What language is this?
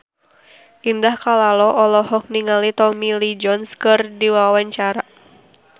Sundanese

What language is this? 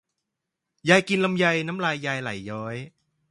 Thai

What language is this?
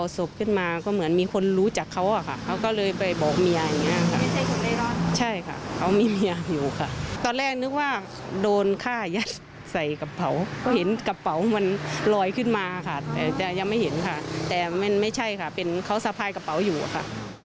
Thai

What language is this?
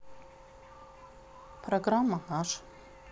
Russian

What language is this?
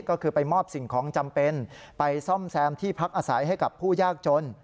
Thai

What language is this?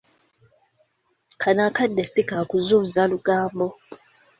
Ganda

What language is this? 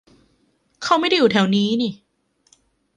Thai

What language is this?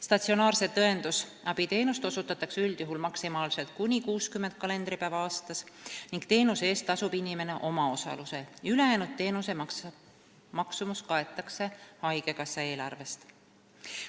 Estonian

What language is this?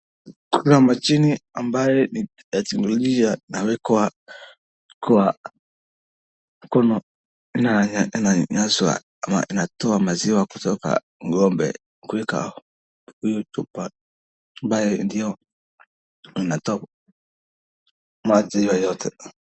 Swahili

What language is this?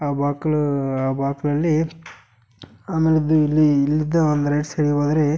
Kannada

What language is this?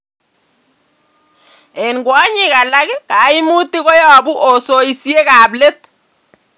Kalenjin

